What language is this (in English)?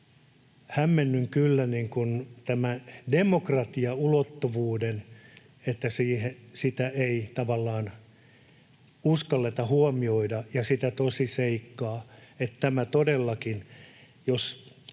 Finnish